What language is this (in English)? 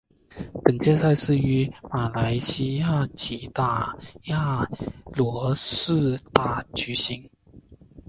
Chinese